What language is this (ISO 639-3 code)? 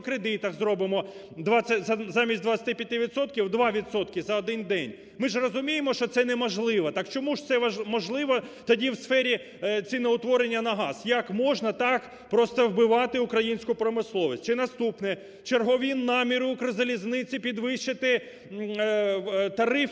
ukr